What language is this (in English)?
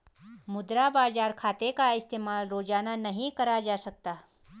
Hindi